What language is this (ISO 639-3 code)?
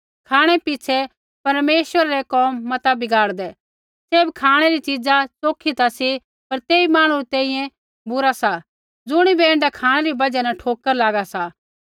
kfx